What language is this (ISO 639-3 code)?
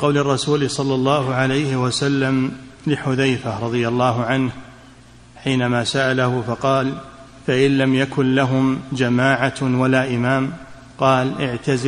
ara